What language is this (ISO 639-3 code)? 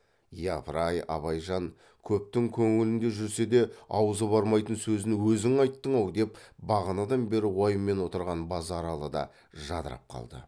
kaz